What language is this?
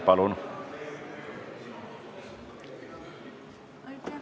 Estonian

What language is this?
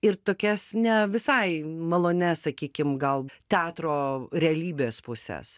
Lithuanian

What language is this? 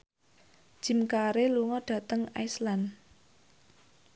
Javanese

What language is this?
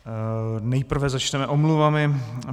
Czech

